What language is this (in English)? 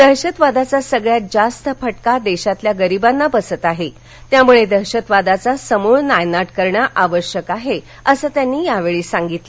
Marathi